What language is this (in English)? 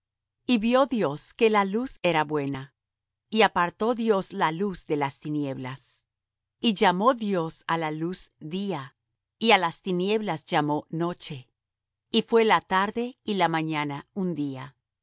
Spanish